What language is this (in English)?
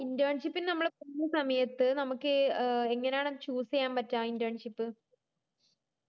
Malayalam